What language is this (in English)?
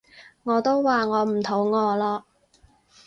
Cantonese